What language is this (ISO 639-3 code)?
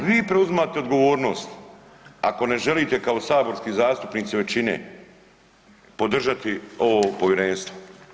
hrv